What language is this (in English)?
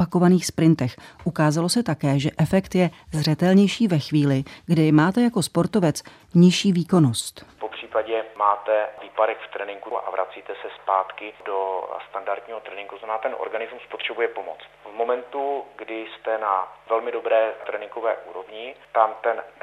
Czech